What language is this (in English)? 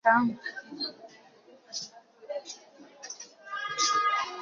Igbo